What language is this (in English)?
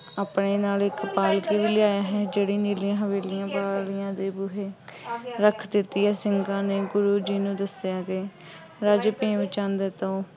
Punjabi